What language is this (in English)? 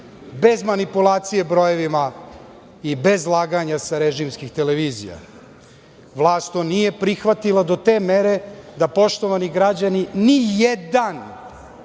Serbian